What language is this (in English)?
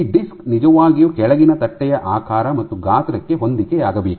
Kannada